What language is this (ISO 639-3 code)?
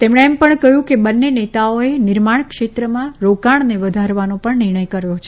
guj